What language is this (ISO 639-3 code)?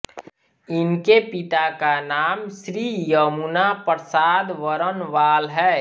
hin